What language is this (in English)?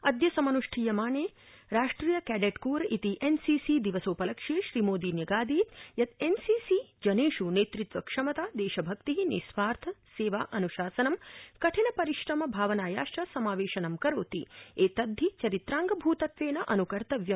Sanskrit